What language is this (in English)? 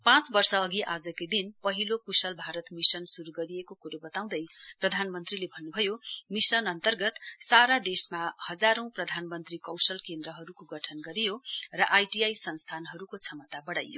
Nepali